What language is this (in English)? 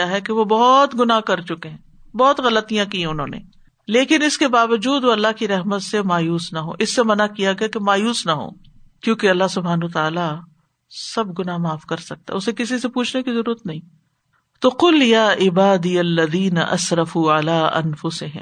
Urdu